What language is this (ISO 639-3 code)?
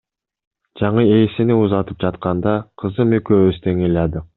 kir